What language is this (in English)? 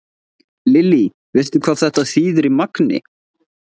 Icelandic